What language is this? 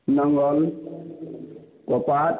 Odia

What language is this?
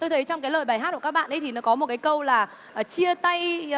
Vietnamese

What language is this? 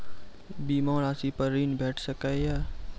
Maithili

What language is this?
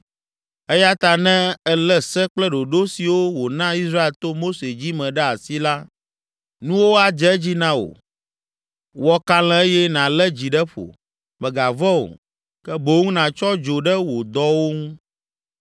Ewe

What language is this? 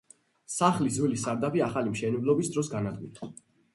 Georgian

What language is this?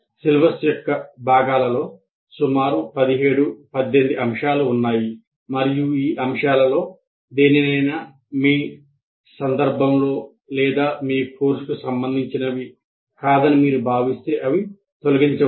Telugu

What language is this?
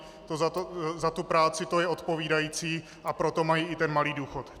Czech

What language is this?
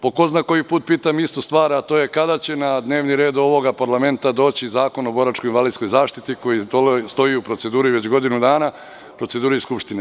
Serbian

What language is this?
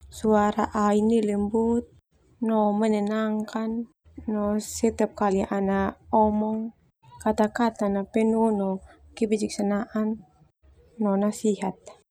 Termanu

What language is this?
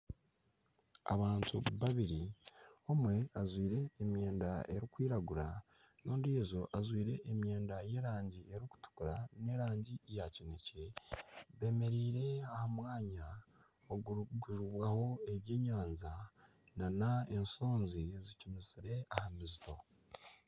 Nyankole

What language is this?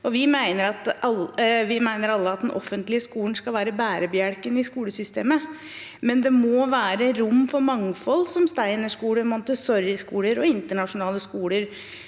Norwegian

